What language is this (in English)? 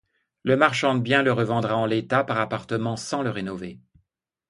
French